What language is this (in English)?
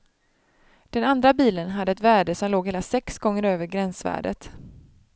Swedish